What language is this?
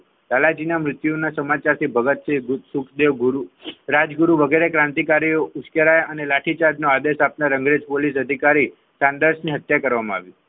Gujarati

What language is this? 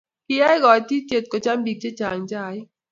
Kalenjin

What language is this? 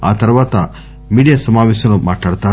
Telugu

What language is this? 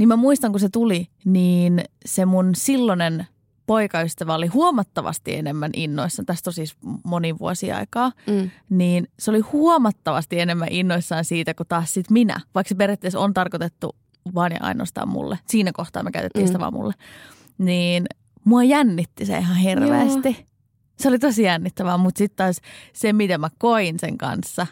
Finnish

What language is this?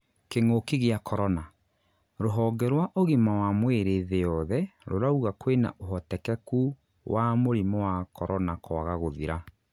Kikuyu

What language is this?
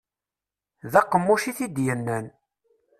Kabyle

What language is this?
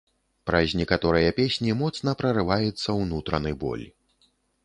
Belarusian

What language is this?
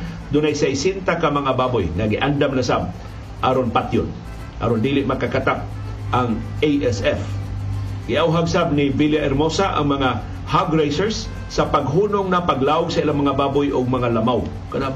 Filipino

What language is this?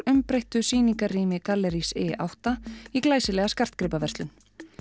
Icelandic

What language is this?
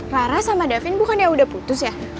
Indonesian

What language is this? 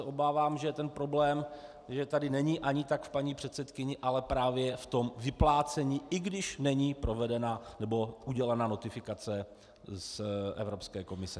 Czech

